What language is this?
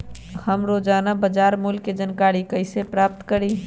Magahi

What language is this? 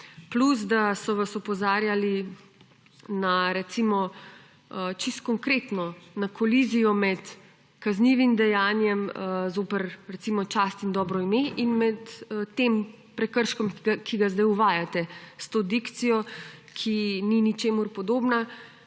Slovenian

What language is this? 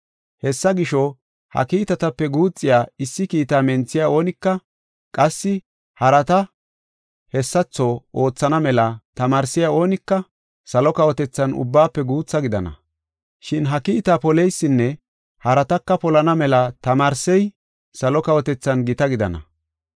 Gofa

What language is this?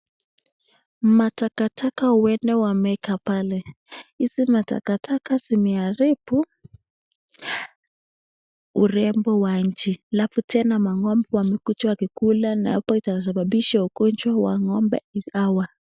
Swahili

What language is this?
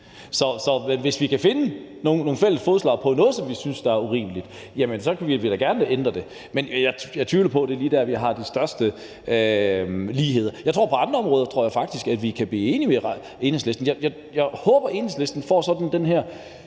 Danish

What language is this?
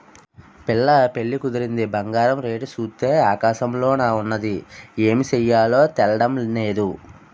Telugu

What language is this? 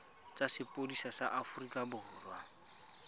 Tswana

